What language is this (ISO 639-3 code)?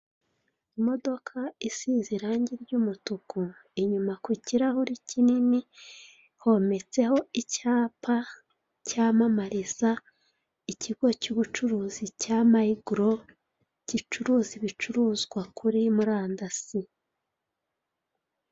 kin